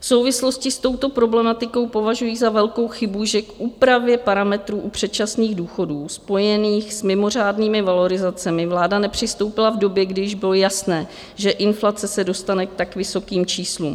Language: Czech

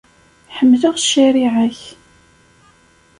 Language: Kabyle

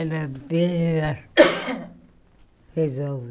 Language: Portuguese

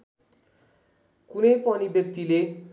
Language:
Nepali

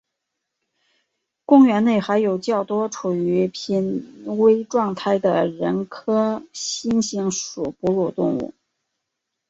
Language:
Chinese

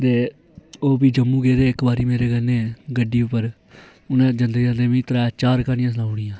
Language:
Dogri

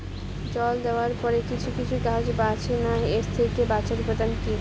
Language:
Bangla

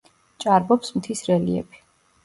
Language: Georgian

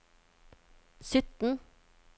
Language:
Norwegian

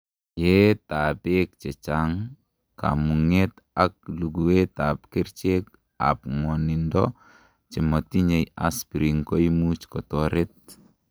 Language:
Kalenjin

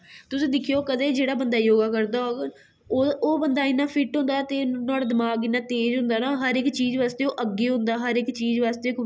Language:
Dogri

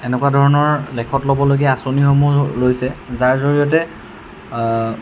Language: Assamese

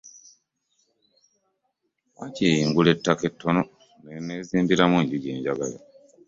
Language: Ganda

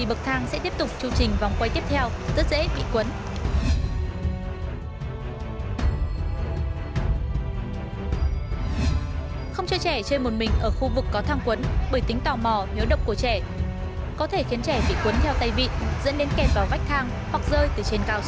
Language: Vietnamese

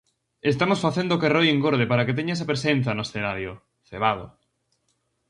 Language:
Galician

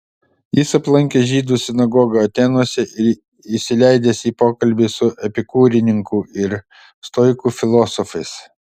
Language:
Lithuanian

